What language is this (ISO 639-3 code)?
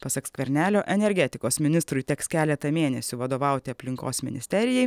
lit